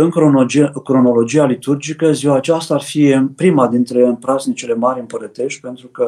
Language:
Romanian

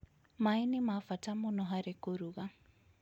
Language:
Kikuyu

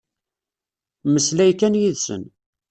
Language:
Kabyle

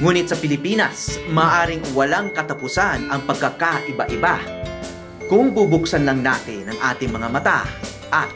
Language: Filipino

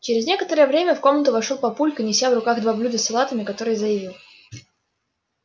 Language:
Russian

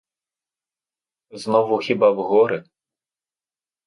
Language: Ukrainian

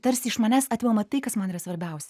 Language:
Lithuanian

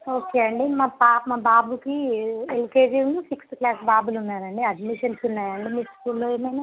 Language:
Telugu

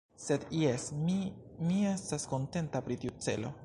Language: Esperanto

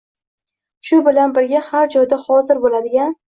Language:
Uzbek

